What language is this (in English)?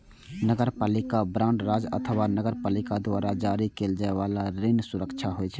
Maithili